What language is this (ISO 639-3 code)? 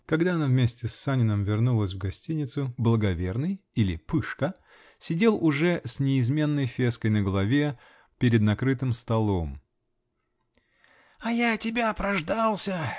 rus